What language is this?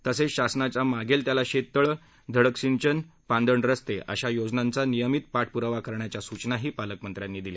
Marathi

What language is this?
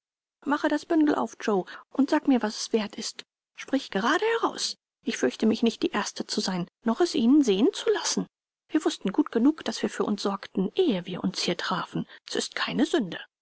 German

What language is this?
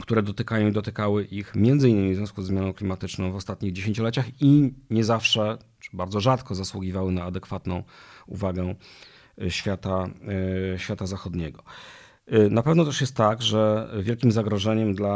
Polish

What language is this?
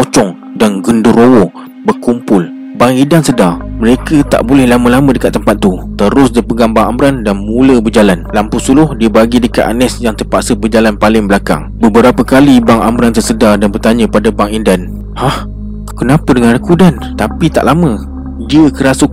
Malay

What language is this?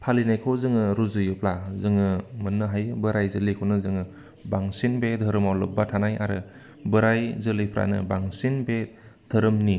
Bodo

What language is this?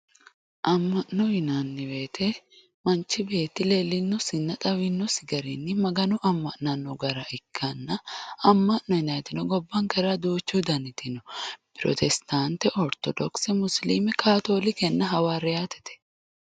Sidamo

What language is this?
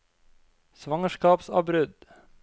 Norwegian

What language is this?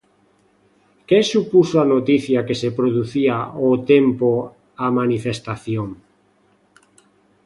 Galician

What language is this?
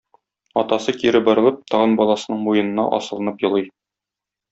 Tatar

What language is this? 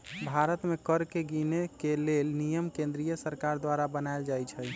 Magahi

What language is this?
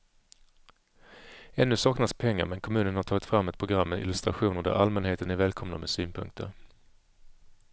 Swedish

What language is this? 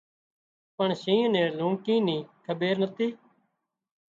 Wadiyara Koli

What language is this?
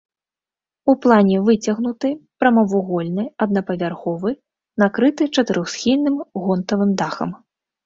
Belarusian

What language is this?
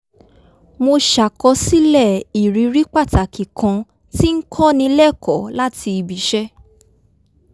Yoruba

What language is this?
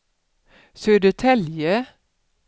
Swedish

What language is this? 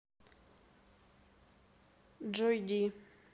Russian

